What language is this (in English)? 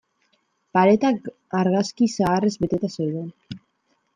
Basque